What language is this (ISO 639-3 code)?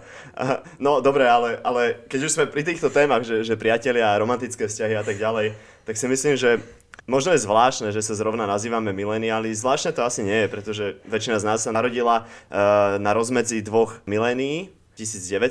slk